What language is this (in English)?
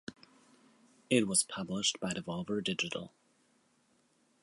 English